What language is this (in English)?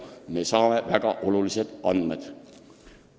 Estonian